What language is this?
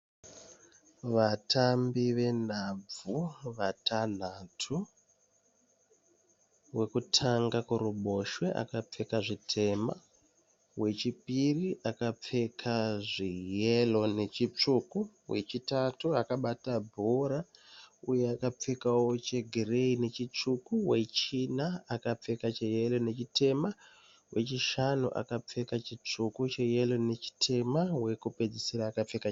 Shona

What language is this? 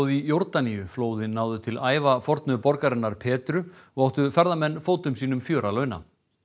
Icelandic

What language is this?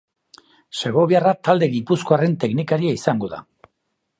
Basque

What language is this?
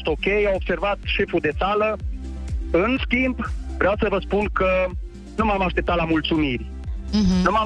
Romanian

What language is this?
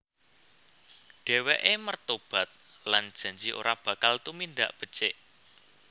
Javanese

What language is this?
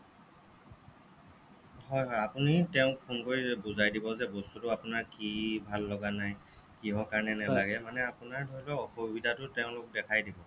Assamese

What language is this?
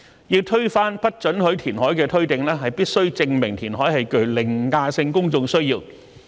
Cantonese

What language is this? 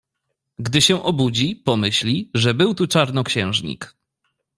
Polish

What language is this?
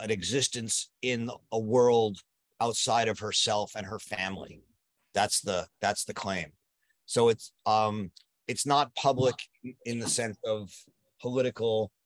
English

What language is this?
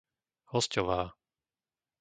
Slovak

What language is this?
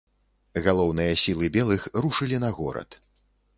Belarusian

